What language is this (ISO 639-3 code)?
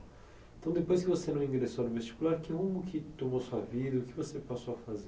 por